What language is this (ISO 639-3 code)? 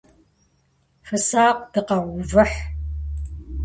kbd